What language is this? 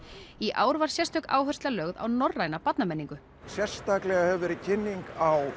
Icelandic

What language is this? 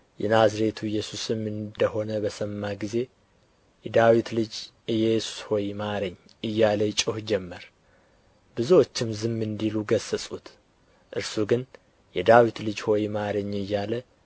Amharic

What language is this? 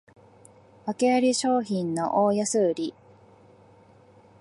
Japanese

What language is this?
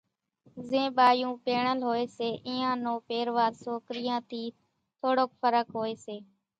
Kachi Koli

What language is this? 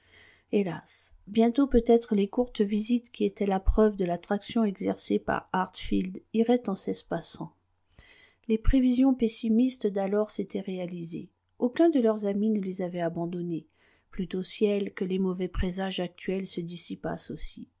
French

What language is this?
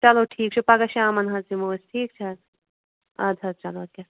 Kashmiri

